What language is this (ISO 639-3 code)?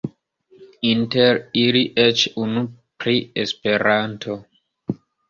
epo